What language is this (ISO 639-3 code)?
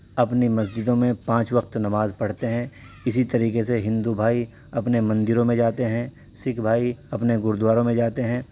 urd